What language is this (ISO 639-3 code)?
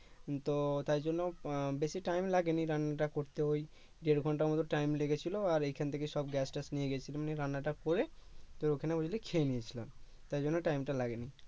ben